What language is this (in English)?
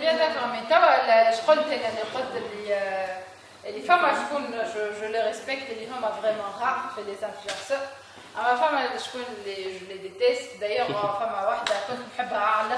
French